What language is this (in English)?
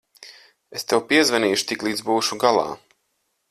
Latvian